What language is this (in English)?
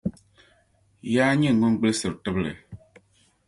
Dagbani